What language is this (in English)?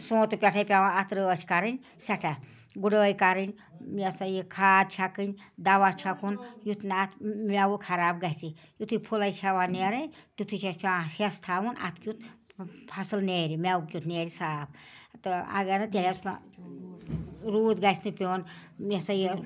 Kashmiri